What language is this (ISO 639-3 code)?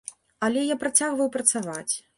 bel